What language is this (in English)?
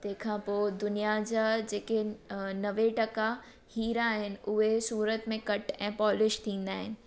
Sindhi